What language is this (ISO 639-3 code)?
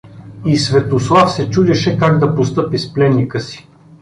bul